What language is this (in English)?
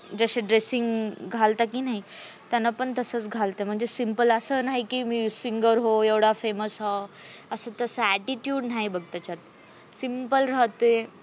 Marathi